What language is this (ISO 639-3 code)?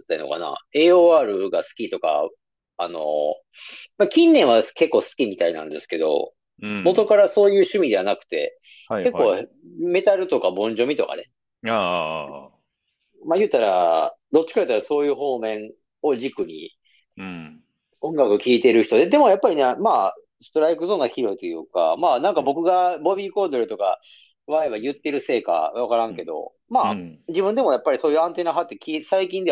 jpn